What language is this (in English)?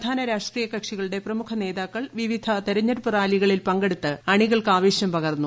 Malayalam